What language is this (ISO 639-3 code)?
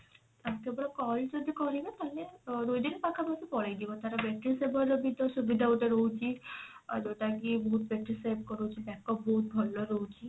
ori